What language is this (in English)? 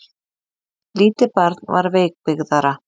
Icelandic